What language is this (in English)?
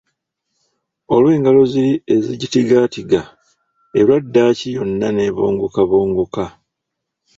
Ganda